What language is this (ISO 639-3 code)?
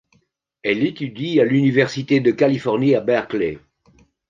fra